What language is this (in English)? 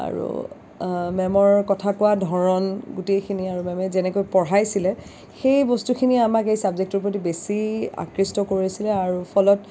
Assamese